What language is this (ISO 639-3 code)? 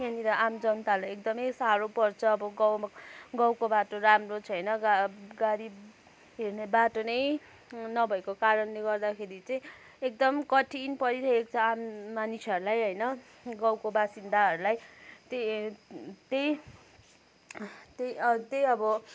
nep